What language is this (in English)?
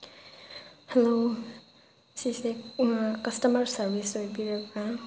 Manipuri